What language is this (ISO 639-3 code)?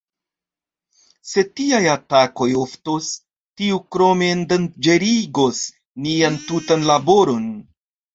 epo